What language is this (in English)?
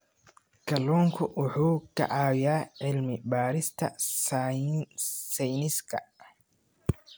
Somali